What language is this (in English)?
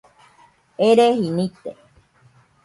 Nüpode Huitoto